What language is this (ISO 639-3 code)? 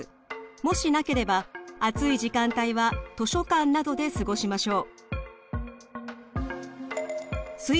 jpn